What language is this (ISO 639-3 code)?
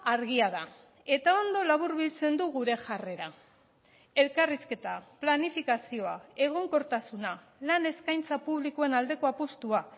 eus